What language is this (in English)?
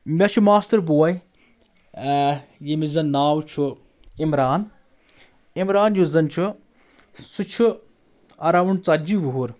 Kashmiri